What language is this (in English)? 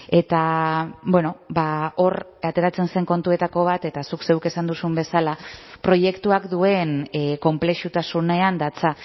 Basque